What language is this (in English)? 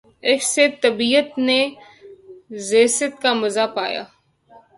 Urdu